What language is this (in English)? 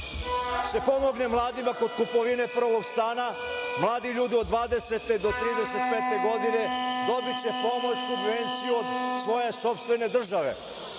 Serbian